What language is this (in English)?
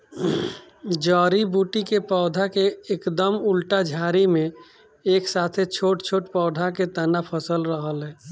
Bhojpuri